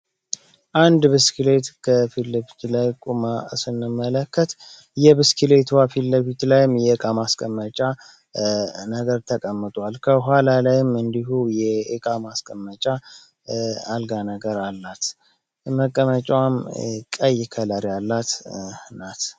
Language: Amharic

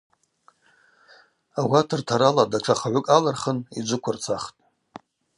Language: Abaza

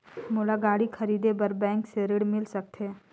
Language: Chhattisgarhi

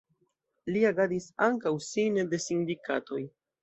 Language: Esperanto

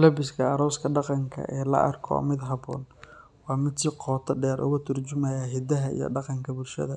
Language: Somali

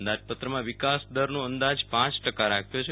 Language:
Gujarati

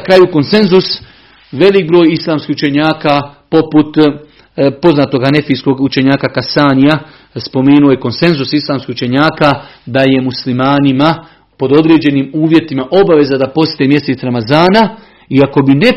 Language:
Croatian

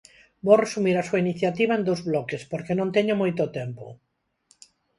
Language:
Galician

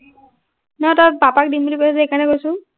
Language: Assamese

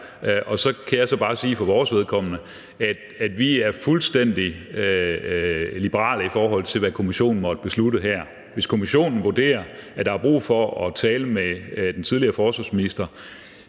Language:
Danish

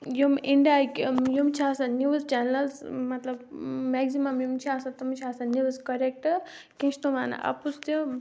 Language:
Kashmiri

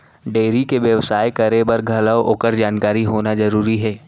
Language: Chhattisgarhi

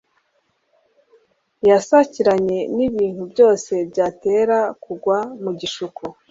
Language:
Kinyarwanda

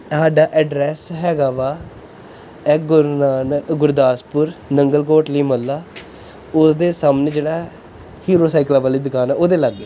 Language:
Punjabi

